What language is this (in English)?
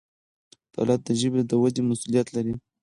Pashto